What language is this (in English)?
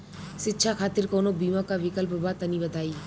Bhojpuri